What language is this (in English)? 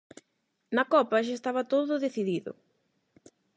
Galician